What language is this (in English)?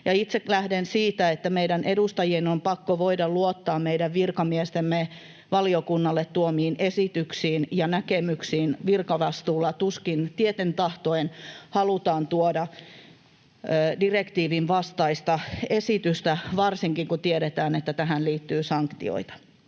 Finnish